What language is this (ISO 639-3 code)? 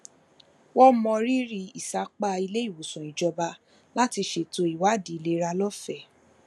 yor